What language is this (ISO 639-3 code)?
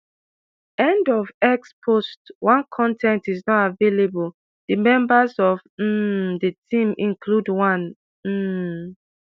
pcm